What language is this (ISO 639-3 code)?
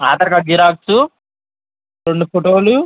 tel